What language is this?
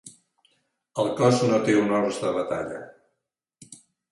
Catalan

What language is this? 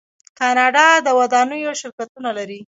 Pashto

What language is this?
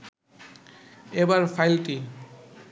Bangla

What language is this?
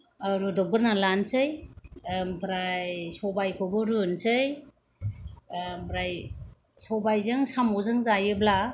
Bodo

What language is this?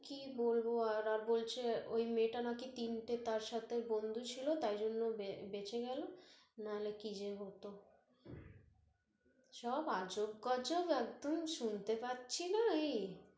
Bangla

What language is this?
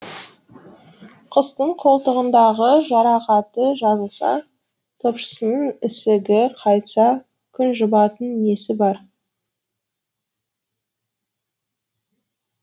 Kazakh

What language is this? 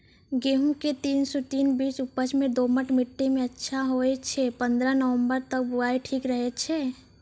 Maithili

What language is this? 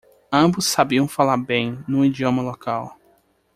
Portuguese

